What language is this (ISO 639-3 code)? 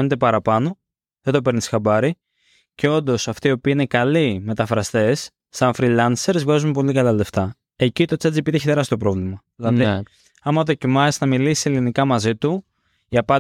ell